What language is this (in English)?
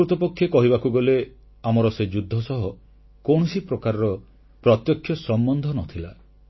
Odia